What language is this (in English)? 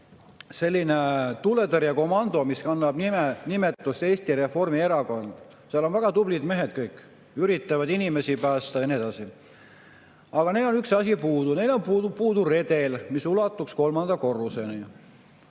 Estonian